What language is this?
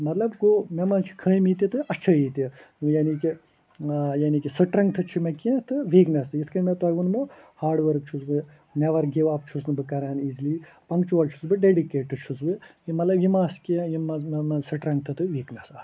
Kashmiri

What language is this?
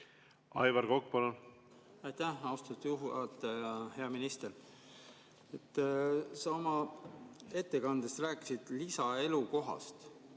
Estonian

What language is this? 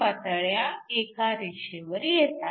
Marathi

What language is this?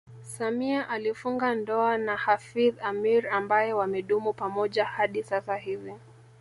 Swahili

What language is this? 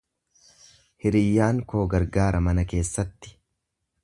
Oromo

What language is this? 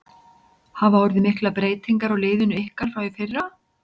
Icelandic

